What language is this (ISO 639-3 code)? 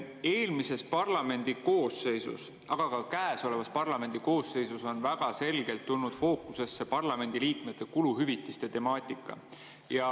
est